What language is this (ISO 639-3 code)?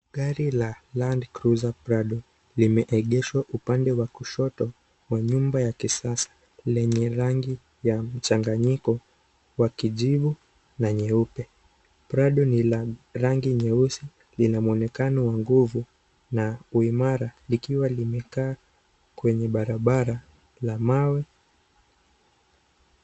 swa